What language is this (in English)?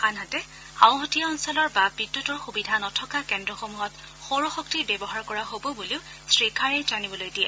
Assamese